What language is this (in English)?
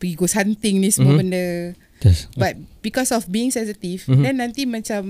Malay